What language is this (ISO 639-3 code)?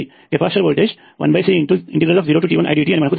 tel